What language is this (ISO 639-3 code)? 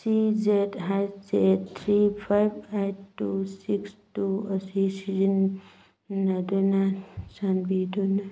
mni